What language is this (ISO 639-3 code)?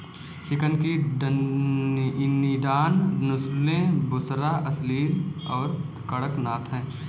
hin